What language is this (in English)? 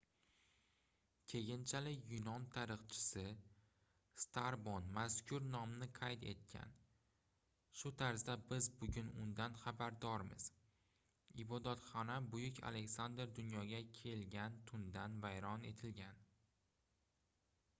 Uzbek